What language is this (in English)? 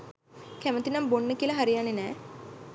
Sinhala